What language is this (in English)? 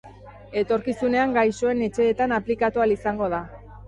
Basque